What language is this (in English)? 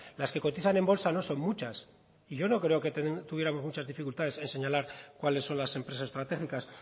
Spanish